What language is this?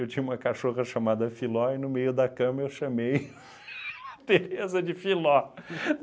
Portuguese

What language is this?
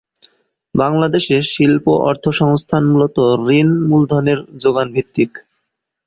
Bangla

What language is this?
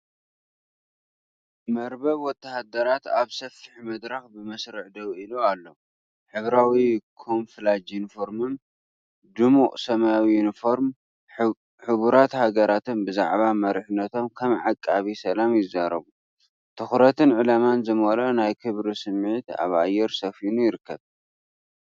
Tigrinya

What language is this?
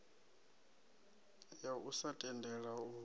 Venda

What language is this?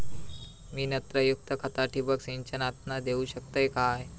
Marathi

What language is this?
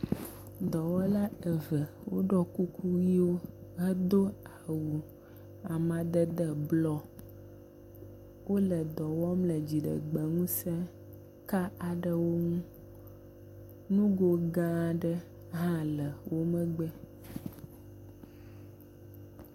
Ewe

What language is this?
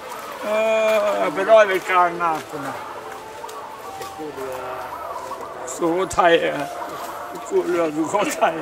Thai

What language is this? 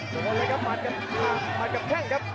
Thai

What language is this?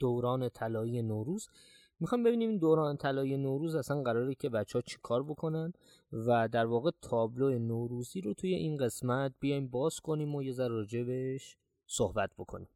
Persian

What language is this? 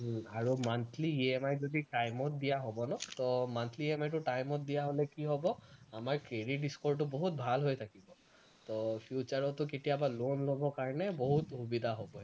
Assamese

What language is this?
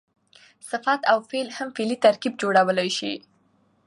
Pashto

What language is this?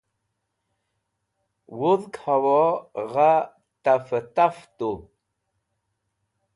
Wakhi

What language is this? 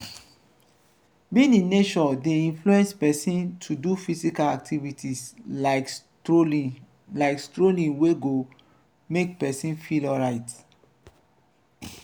Nigerian Pidgin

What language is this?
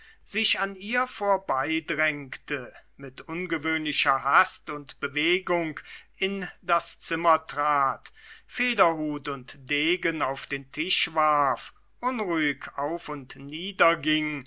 German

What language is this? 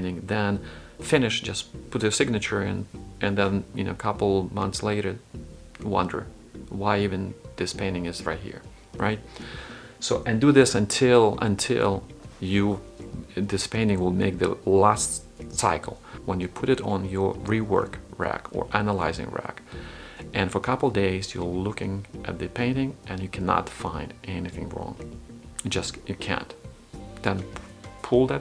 English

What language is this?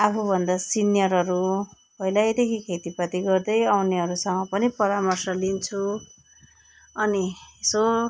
Nepali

